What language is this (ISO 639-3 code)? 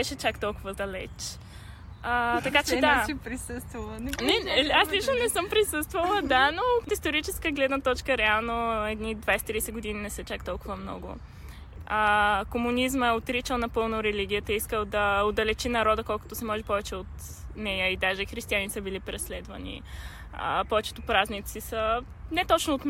bul